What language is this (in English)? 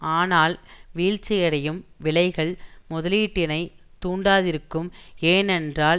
Tamil